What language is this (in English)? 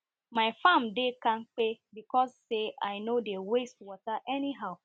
Nigerian Pidgin